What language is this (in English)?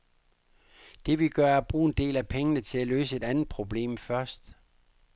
Danish